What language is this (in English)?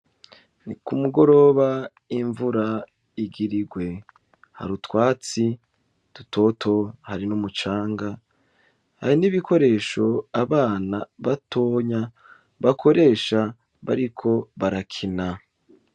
Rundi